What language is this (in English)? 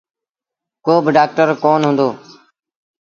Sindhi Bhil